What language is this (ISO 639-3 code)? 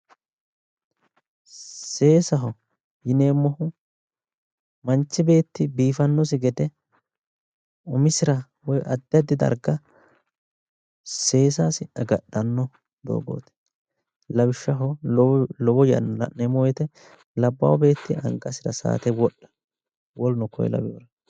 sid